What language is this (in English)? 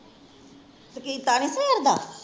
Punjabi